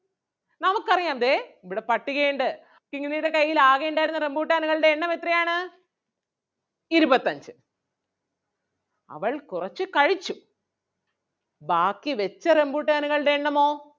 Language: Malayalam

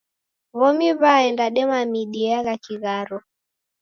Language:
Taita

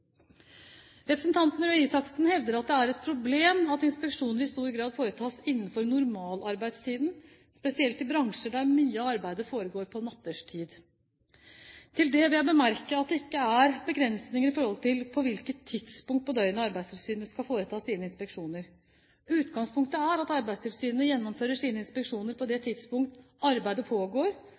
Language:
Norwegian Bokmål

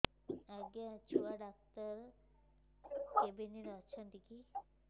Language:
Odia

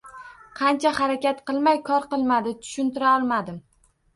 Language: Uzbek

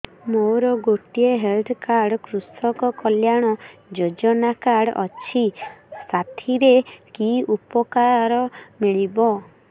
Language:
Odia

